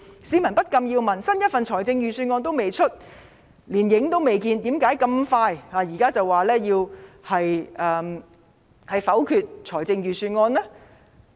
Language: Cantonese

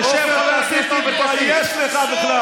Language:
Hebrew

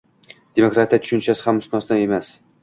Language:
Uzbek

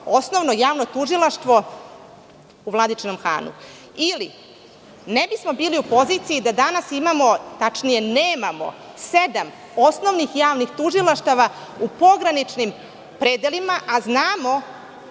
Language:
Serbian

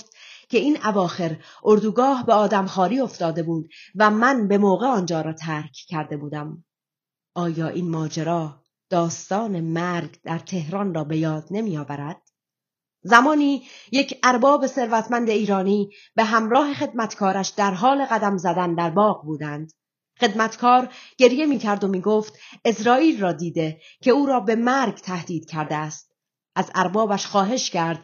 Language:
Persian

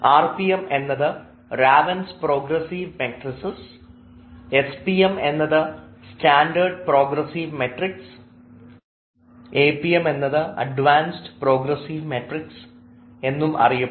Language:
Malayalam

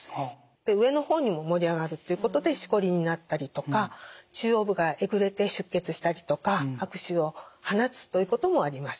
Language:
Japanese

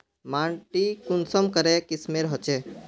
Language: Magahi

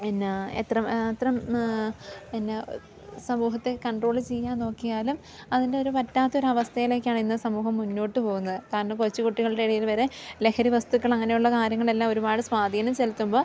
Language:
Malayalam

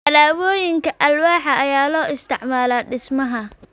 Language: Somali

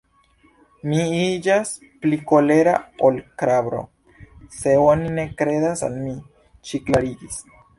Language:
Esperanto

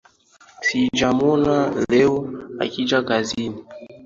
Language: Swahili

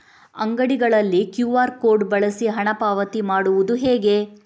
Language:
Kannada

